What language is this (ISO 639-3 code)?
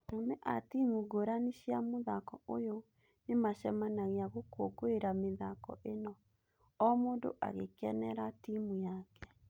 kik